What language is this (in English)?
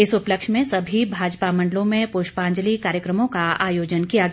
Hindi